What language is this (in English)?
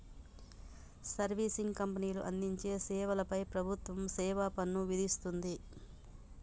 Telugu